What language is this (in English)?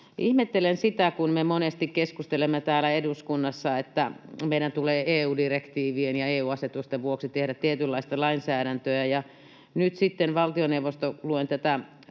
Finnish